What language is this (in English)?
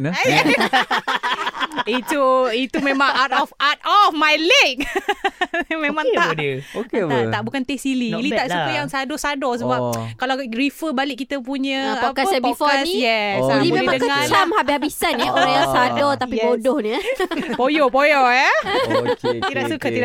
Malay